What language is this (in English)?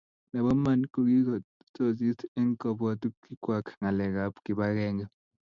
Kalenjin